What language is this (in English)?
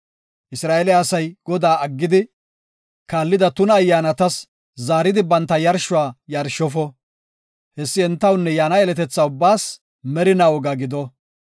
Gofa